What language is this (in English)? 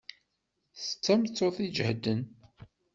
Kabyle